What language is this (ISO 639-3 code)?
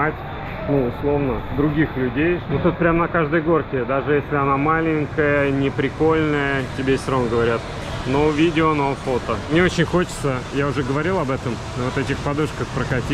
rus